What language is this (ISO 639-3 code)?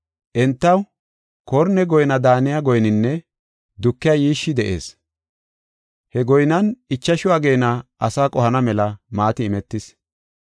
gof